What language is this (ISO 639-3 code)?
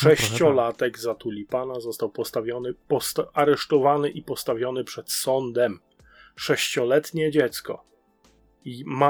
pol